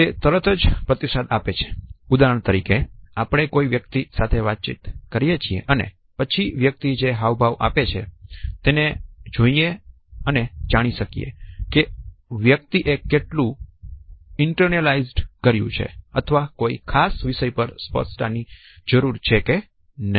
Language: Gujarati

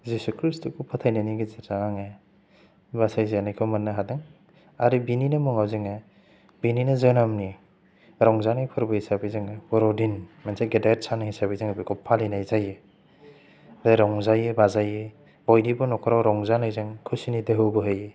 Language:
Bodo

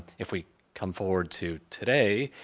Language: English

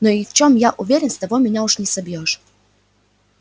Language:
Russian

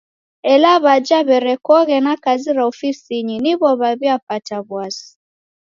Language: Taita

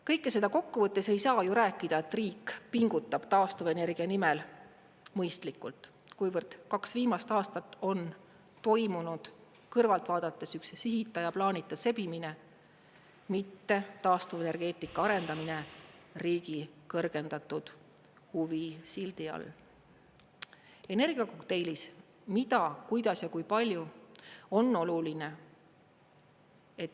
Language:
Estonian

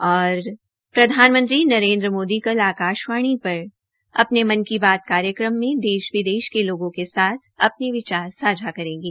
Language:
Hindi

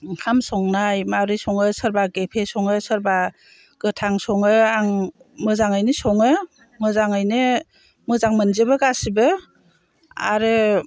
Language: Bodo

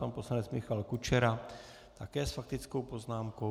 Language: Czech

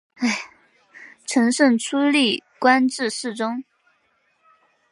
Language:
Chinese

